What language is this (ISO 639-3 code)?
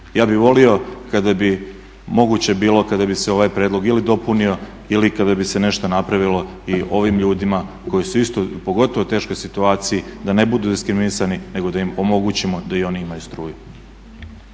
hrv